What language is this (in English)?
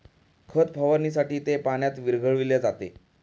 Marathi